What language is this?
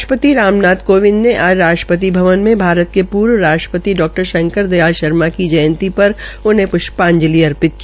Hindi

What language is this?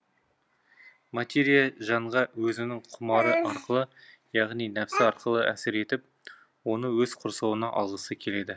Kazakh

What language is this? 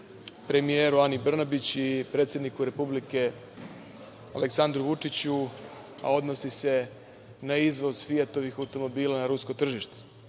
Serbian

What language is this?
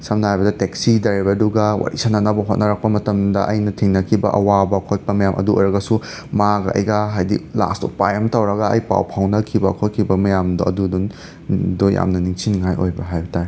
Manipuri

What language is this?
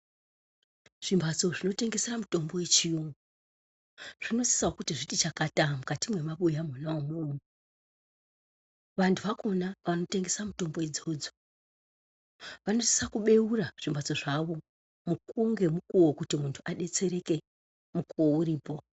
Ndau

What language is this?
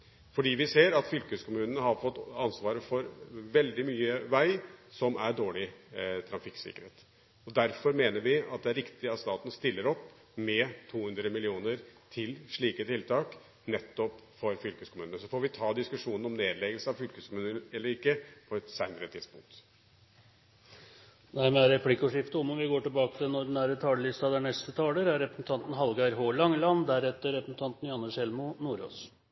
Norwegian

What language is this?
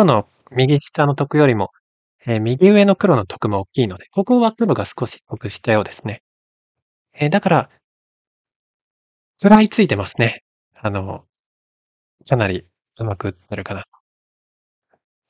Japanese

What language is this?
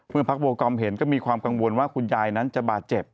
Thai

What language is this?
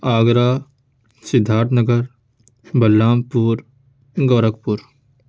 Urdu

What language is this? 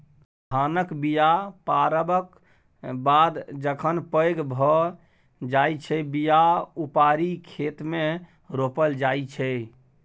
Maithili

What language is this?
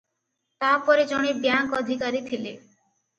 Odia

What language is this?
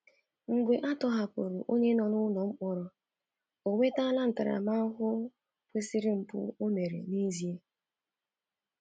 Igbo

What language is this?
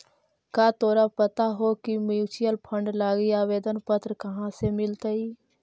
Magahi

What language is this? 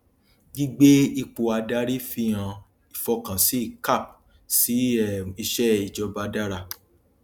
Yoruba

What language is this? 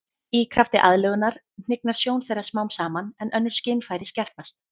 Icelandic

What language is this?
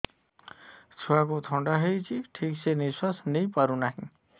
Odia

